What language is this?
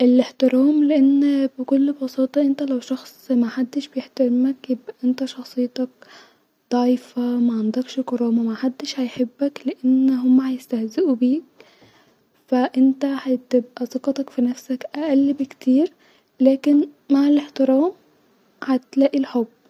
Egyptian Arabic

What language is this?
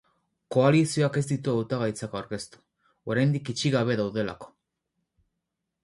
Basque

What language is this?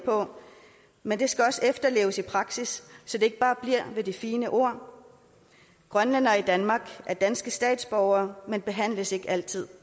Danish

